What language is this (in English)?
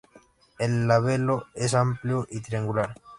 Spanish